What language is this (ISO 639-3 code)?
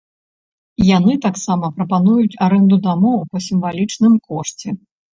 bel